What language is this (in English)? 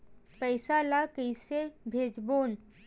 Chhattisgarhi